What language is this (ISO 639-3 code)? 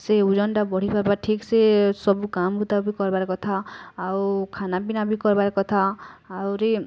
ori